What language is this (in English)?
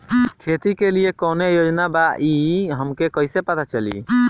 Bhojpuri